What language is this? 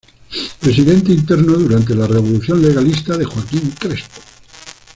Spanish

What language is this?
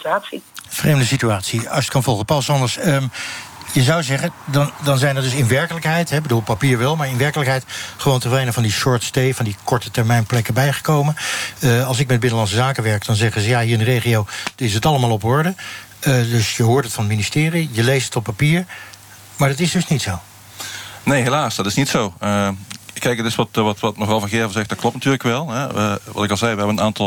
Dutch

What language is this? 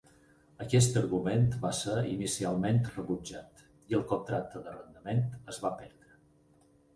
Catalan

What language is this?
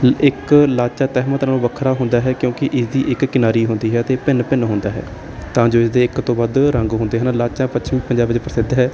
Punjabi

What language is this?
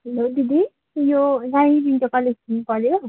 Nepali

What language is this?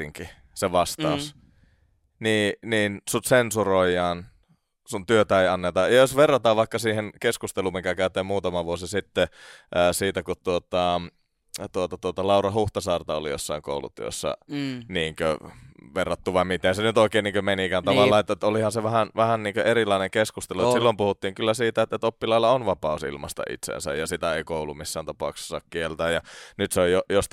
Finnish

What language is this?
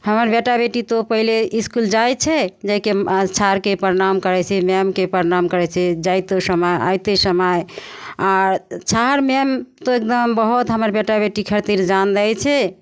Maithili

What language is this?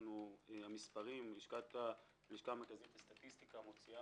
Hebrew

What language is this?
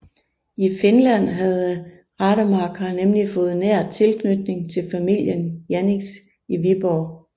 Danish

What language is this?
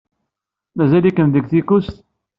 Kabyle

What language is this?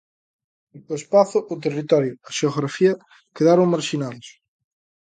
Galician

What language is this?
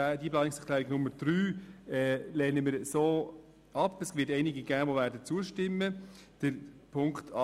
Swiss German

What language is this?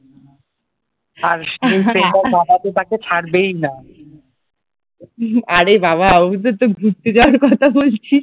Bangla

